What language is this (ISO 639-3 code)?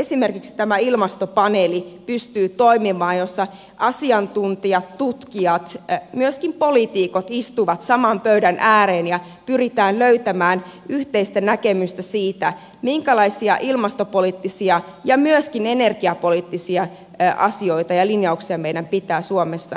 fin